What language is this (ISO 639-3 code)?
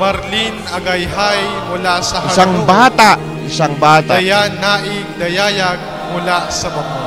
fil